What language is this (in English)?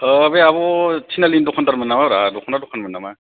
Bodo